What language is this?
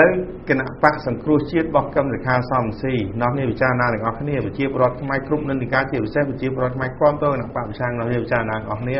Thai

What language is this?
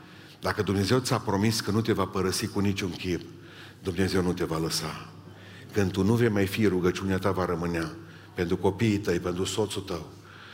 Romanian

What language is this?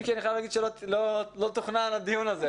Hebrew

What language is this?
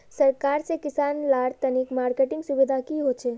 Magahi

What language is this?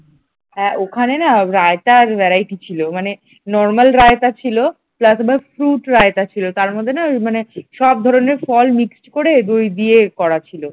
Bangla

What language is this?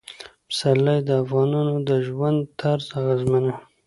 Pashto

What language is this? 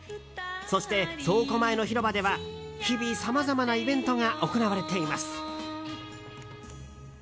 Japanese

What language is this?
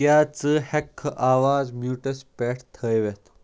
Kashmiri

